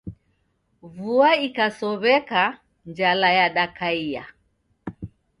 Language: Taita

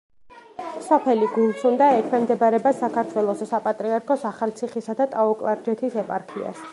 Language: Georgian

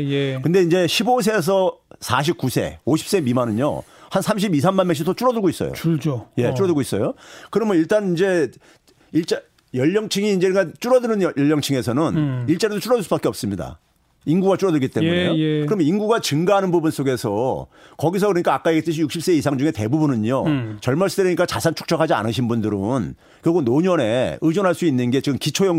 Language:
Korean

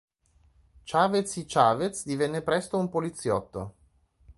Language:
Italian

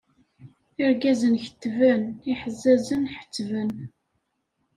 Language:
Kabyle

